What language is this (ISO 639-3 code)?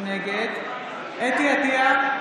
heb